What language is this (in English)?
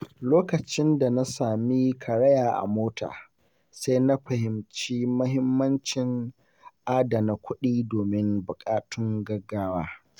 Hausa